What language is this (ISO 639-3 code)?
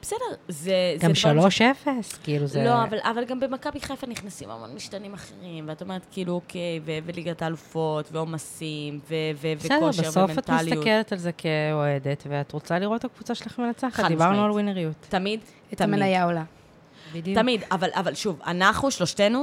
heb